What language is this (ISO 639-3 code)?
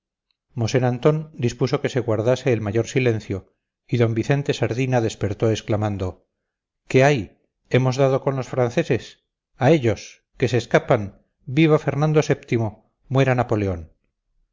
spa